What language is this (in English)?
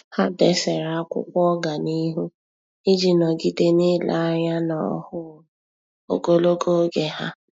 Igbo